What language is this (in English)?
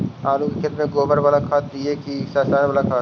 Magahi